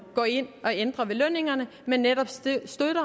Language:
Danish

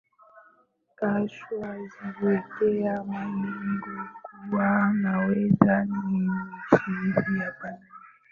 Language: Swahili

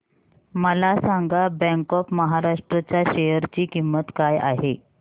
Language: Marathi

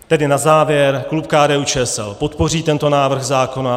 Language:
Czech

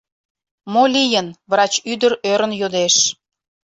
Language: Mari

